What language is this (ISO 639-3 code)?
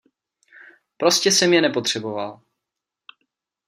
ces